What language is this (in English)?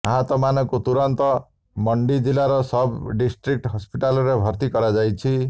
Odia